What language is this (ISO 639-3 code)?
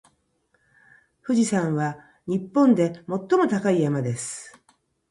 jpn